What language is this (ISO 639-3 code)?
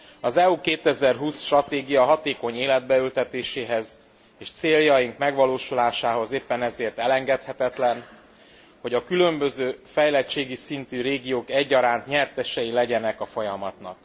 hun